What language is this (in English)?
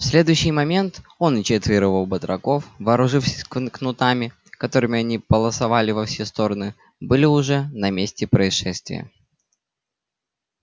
Russian